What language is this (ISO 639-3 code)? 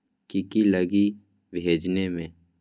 mag